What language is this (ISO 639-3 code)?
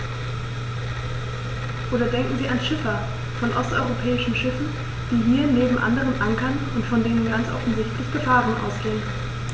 deu